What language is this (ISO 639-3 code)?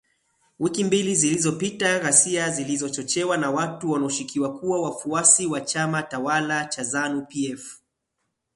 swa